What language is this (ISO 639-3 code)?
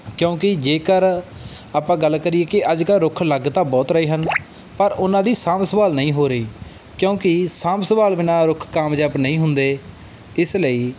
pan